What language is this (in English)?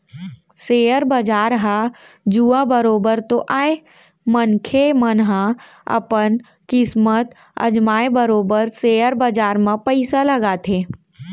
Chhattisgarhi